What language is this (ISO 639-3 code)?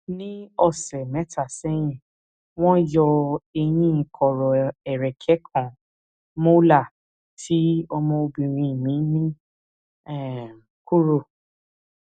yor